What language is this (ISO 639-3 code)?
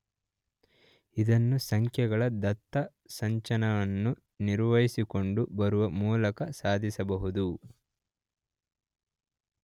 kan